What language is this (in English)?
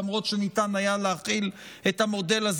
Hebrew